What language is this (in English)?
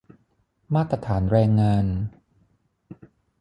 Thai